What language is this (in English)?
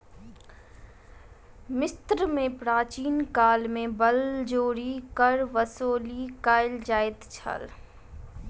Maithili